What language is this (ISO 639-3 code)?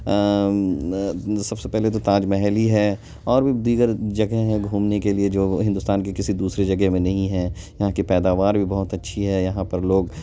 urd